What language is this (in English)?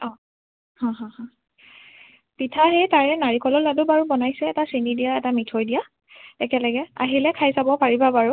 Assamese